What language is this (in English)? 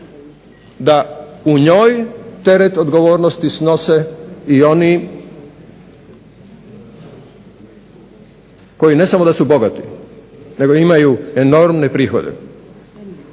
Croatian